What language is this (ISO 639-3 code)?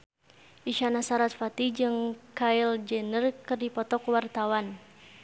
sun